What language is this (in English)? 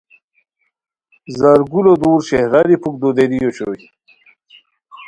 Khowar